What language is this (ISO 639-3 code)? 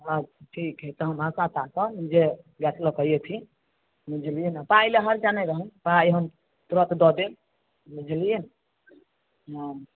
mai